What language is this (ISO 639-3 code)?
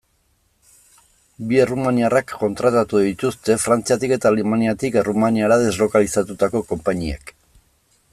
eus